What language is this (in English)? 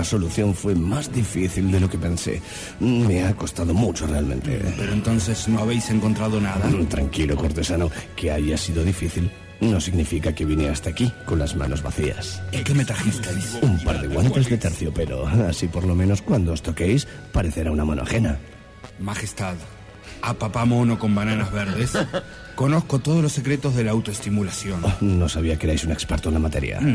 Spanish